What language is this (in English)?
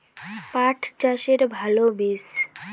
Bangla